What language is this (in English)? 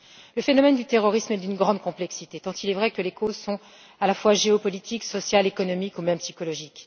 French